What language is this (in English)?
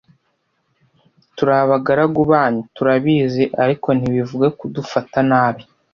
Kinyarwanda